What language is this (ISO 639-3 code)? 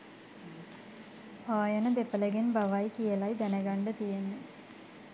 sin